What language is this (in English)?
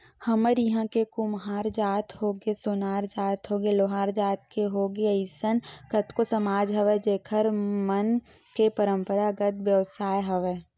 Chhattisgarhi